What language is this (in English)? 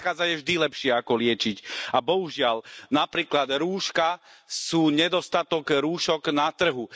Slovak